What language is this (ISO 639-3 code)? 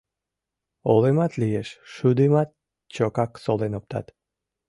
chm